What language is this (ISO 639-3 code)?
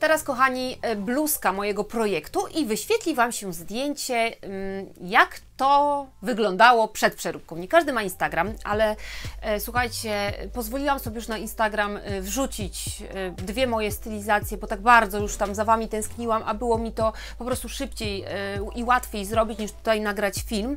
pol